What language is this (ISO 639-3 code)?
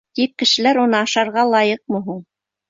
bak